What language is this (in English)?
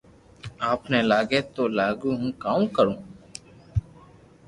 Loarki